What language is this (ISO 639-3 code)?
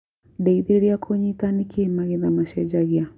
kik